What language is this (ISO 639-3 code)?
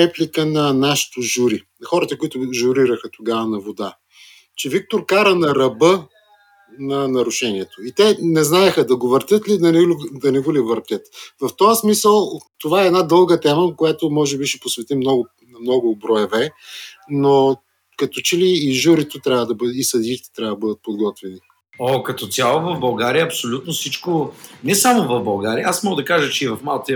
bul